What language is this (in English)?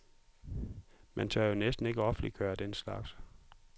Danish